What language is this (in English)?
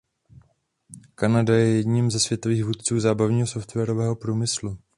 Czech